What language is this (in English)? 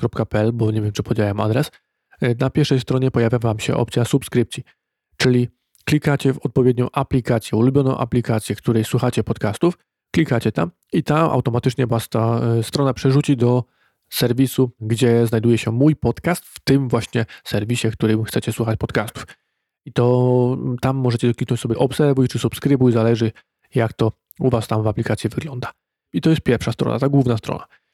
Polish